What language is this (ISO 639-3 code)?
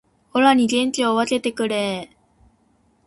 jpn